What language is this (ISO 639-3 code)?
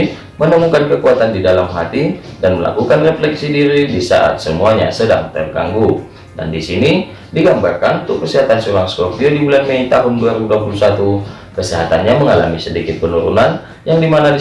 ind